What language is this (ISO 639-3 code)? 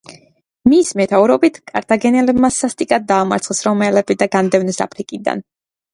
kat